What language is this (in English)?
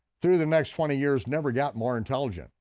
English